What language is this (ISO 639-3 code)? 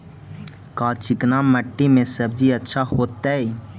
mag